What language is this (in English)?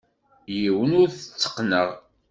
Kabyle